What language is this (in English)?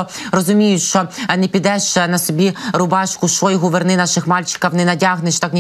Ukrainian